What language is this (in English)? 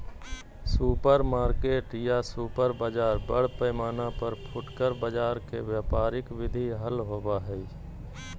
Magahi